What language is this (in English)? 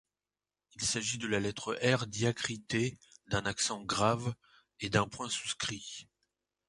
French